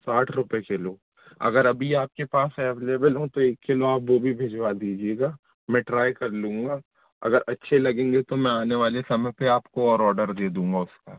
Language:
Hindi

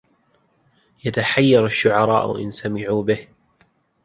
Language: Arabic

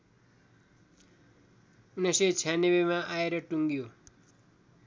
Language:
Nepali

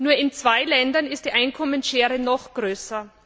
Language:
German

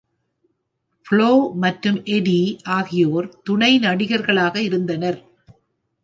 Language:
Tamil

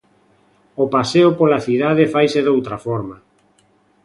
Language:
Galician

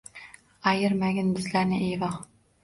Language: Uzbek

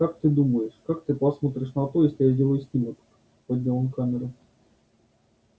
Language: Russian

